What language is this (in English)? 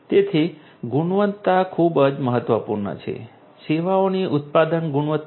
Gujarati